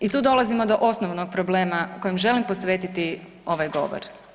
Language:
Croatian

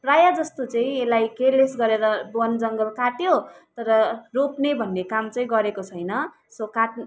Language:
Nepali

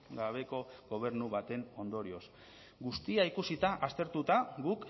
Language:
Basque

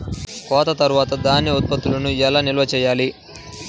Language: Telugu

